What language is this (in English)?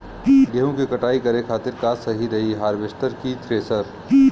Bhojpuri